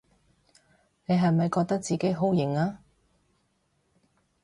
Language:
Cantonese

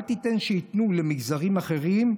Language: Hebrew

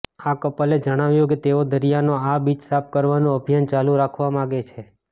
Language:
Gujarati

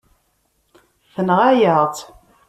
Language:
Kabyle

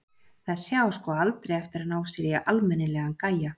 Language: Icelandic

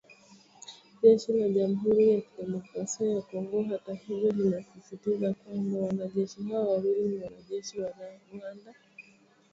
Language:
Swahili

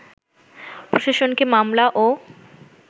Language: Bangla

